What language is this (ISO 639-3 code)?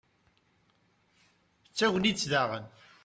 kab